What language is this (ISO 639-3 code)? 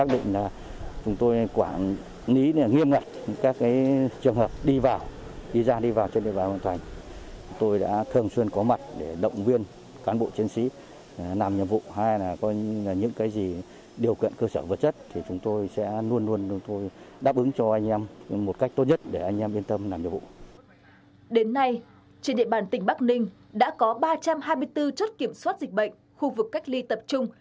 vie